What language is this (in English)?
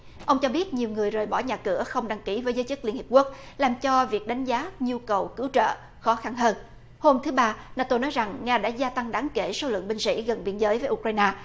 Vietnamese